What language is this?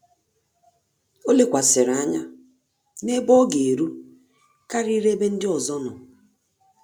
Igbo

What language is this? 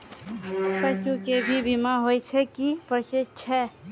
Maithili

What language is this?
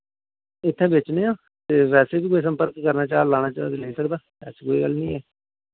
Dogri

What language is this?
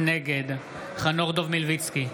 Hebrew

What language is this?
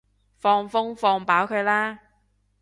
Cantonese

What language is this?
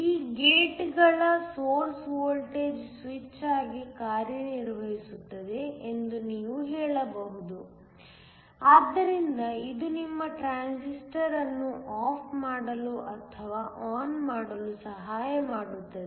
Kannada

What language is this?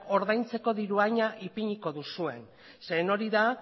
Basque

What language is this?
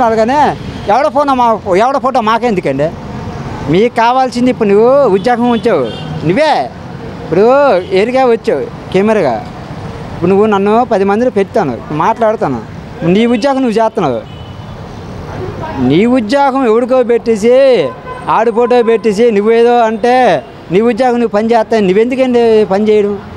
Telugu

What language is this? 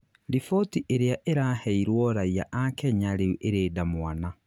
Kikuyu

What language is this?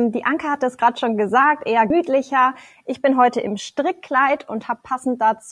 German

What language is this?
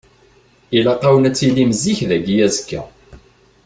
Kabyle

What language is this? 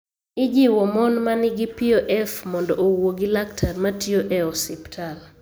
Luo (Kenya and Tanzania)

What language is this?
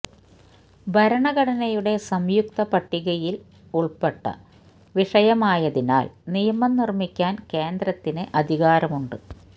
Malayalam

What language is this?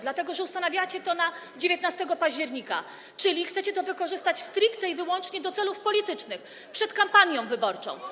Polish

